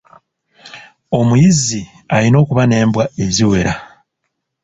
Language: Ganda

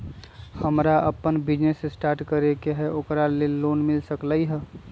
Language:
Magahi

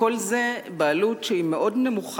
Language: Hebrew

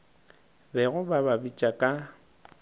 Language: Northern Sotho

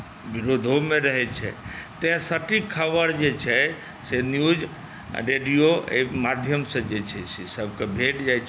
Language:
Maithili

